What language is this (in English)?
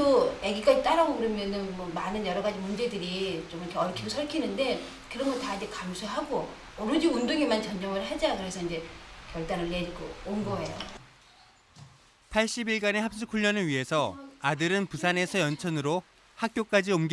Korean